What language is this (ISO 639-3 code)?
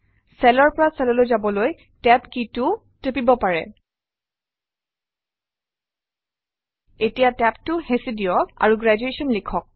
asm